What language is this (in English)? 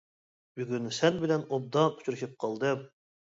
Uyghur